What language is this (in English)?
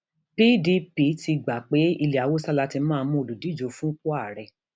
Yoruba